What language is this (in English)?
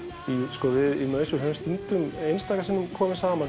Icelandic